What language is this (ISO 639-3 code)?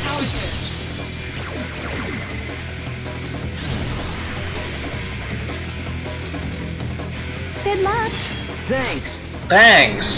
ind